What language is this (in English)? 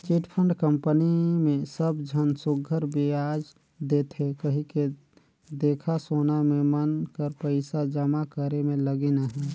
Chhattisgarhi